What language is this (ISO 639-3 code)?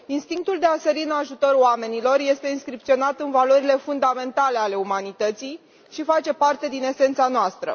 ron